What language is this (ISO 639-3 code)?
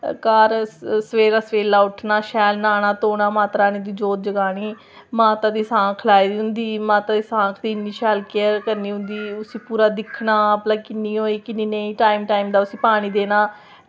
doi